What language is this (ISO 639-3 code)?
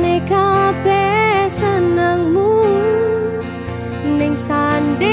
ind